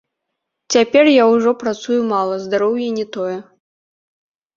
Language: Belarusian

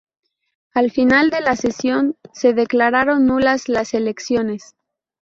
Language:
Spanish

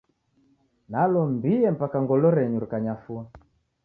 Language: Taita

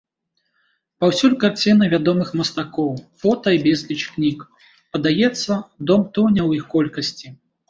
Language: Belarusian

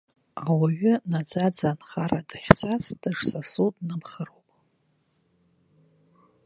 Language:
Abkhazian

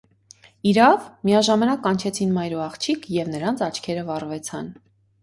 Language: Armenian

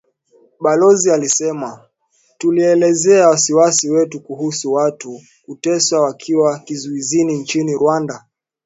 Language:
Swahili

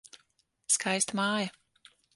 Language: Latvian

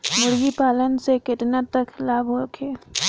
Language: Bhojpuri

